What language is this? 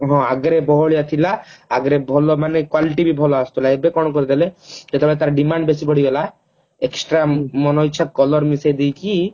Odia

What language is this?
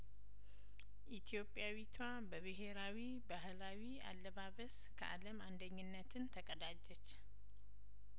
Amharic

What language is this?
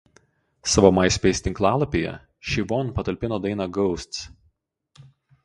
Lithuanian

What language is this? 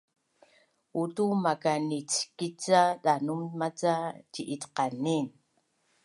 Bunun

